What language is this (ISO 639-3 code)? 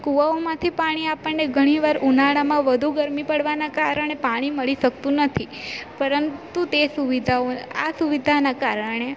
guj